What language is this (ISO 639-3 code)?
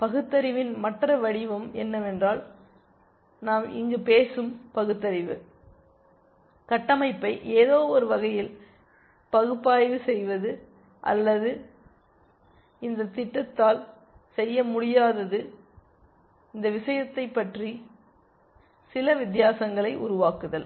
tam